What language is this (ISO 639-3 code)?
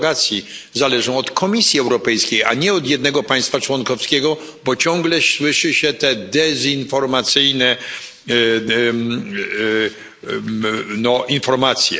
pol